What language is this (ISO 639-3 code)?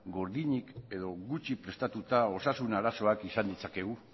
eus